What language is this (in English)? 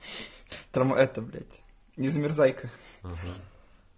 Russian